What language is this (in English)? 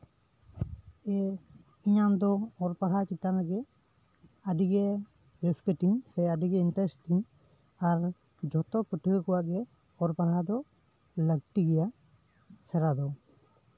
Santali